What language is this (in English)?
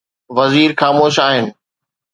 Sindhi